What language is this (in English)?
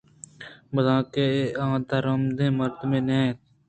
Eastern Balochi